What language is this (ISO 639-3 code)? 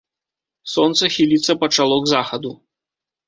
bel